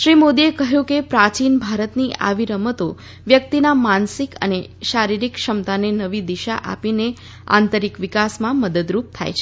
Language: Gujarati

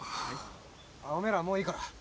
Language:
Japanese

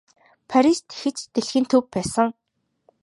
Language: Mongolian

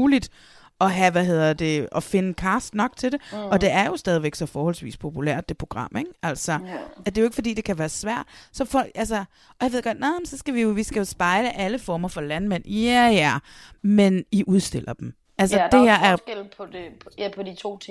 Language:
Danish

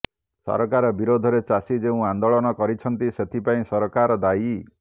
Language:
Odia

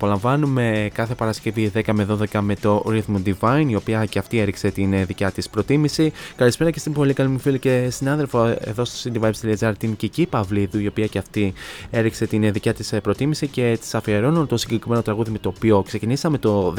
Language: Greek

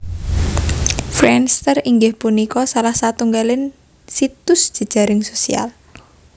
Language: Javanese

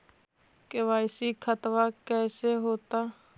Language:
Magahi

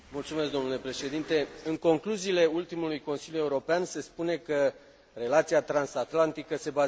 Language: Romanian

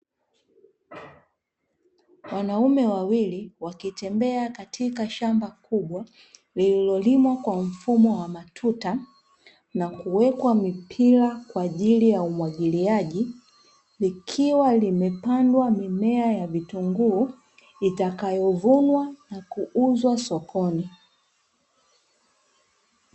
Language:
Swahili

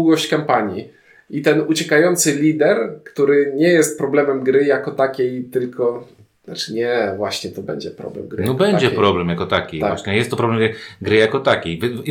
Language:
Polish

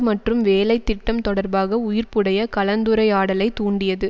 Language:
Tamil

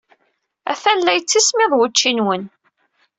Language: Kabyle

